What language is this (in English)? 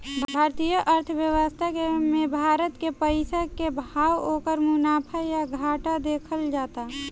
Bhojpuri